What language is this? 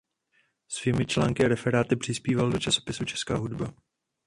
Czech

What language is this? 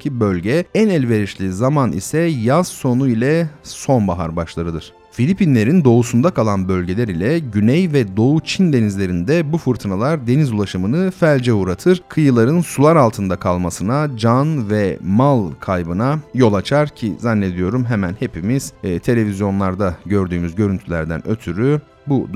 Turkish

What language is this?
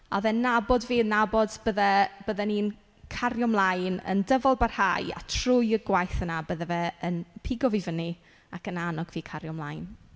Welsh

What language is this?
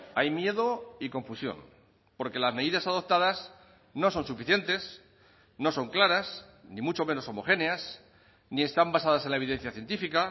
Spanish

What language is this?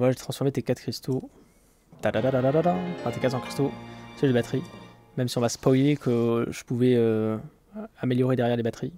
French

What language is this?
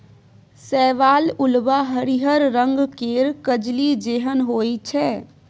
Maithili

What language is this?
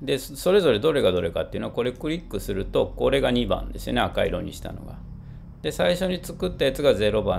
Japanese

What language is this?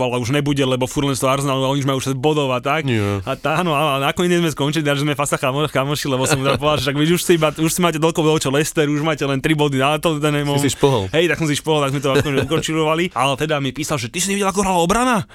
Slovak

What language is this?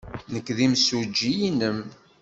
Kabyle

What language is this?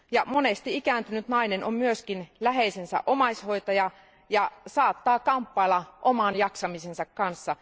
Finnish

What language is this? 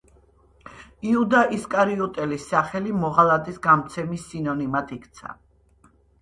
Georgian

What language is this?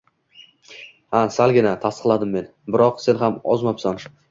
Uzbek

